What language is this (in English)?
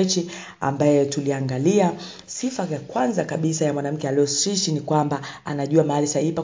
Swahili